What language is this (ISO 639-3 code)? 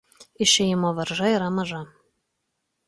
lit